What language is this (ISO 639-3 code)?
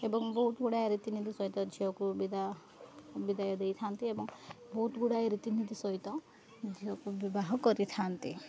ori